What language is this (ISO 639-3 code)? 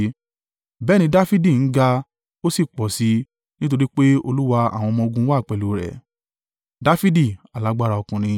yor